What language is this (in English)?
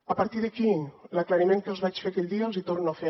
Catalan